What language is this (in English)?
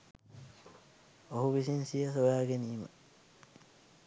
Sinhala